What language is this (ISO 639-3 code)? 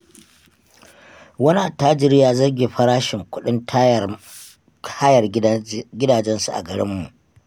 hau